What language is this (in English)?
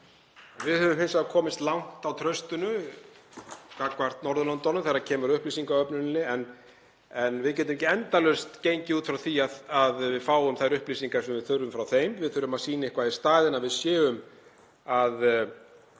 Icelandic